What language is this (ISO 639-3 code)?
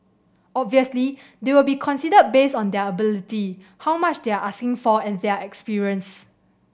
eng